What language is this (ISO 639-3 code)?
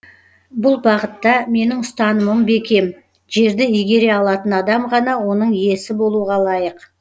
kaz